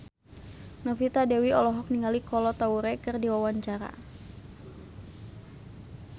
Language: Sundanese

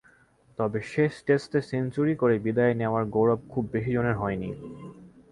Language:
Bangla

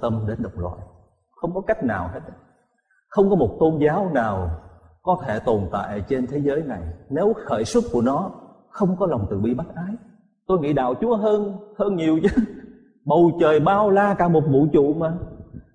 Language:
Vietnamese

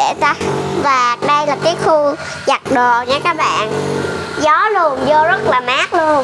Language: Vietnamese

